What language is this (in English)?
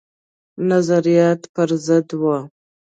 Pashto